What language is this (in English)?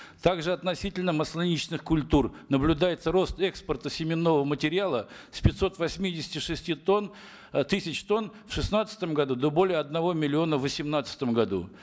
Kazakh